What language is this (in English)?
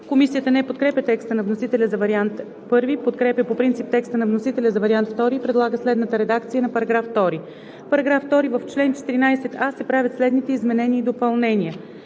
Bulgarian